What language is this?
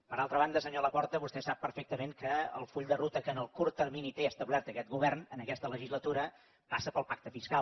Catalan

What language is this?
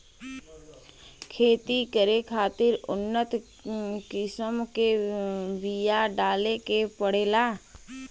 Bhojpuri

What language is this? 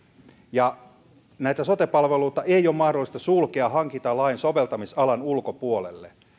Finnish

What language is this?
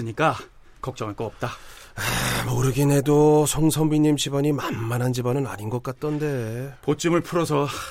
Korean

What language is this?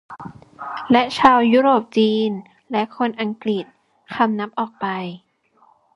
Thai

